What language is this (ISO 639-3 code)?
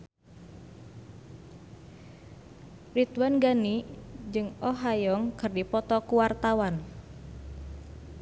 sun